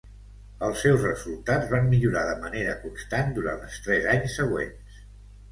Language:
Catalan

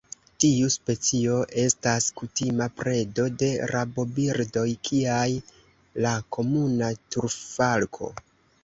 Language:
Esperanto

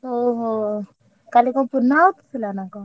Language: Odia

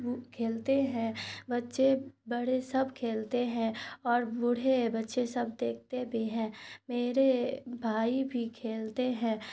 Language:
Urdu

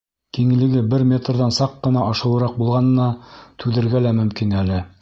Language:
Bashkir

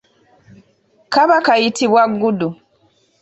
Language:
Ganda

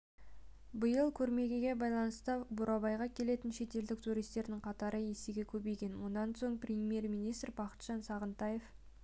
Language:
Kazakh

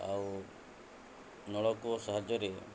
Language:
Odia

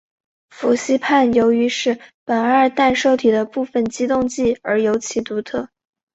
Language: Chinese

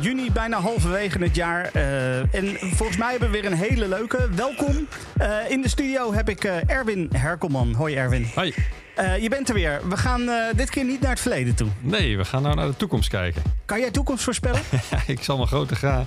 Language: Dutch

